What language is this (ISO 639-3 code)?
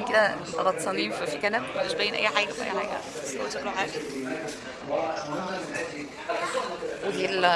ara